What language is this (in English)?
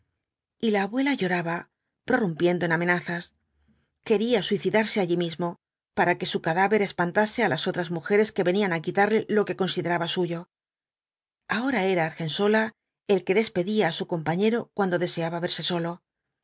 Spanish